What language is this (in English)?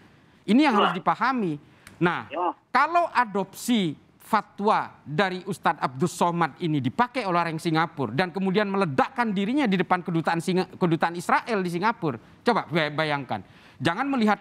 Indonesian